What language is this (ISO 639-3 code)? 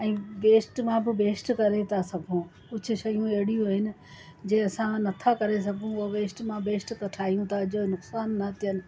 snd